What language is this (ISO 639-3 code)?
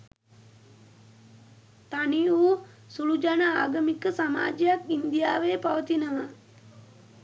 sin